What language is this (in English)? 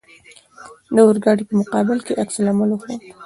Pashto